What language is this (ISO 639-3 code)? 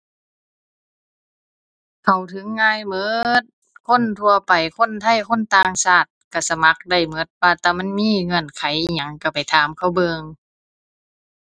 tha